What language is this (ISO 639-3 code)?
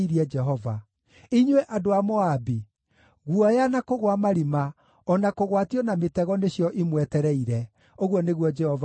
kik